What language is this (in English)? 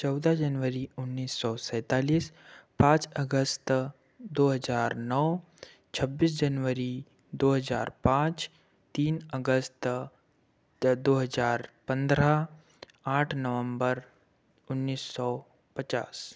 Hindi